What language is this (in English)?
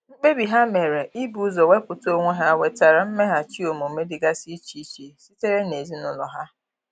Igbo